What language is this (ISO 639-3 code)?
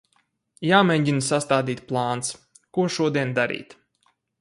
lav